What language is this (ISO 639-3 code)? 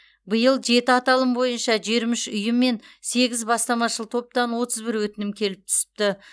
kaz